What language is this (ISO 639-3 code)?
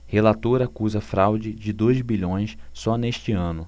por